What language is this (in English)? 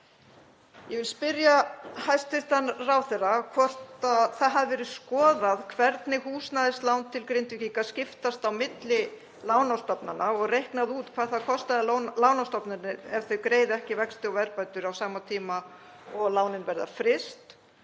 Icelandic